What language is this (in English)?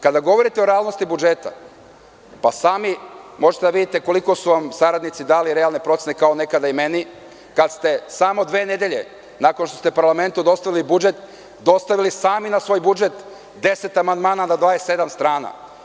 Serbian